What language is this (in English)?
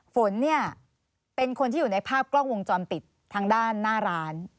Thai